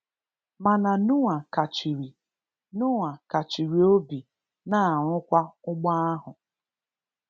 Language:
Igbo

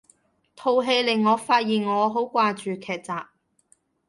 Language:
Cantonese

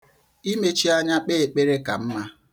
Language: Igbo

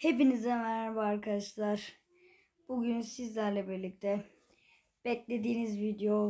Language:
Turkish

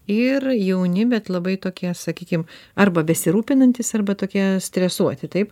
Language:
Lithuanian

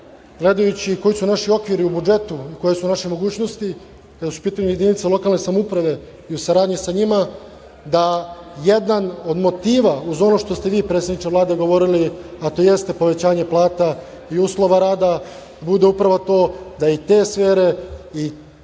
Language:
Serbian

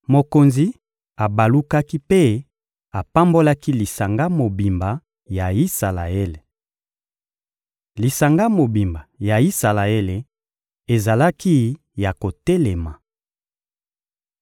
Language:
Lingala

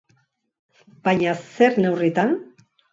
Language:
Basque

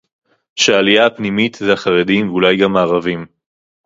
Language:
Hebrew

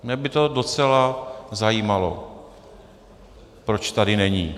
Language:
Czech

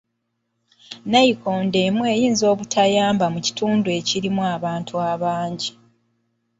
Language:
Ganda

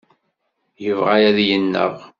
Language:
Kabyle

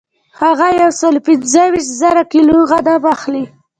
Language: Pashto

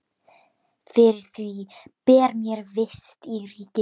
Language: Icelandic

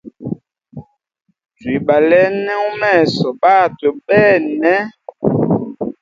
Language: Hemba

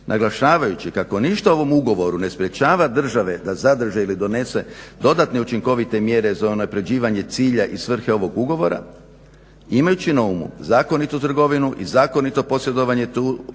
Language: Croatian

